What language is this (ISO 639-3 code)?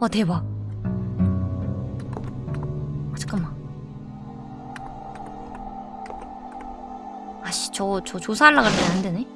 kor